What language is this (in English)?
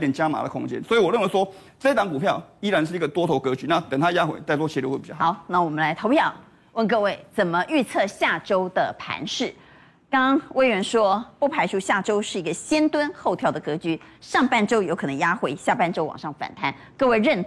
Chinese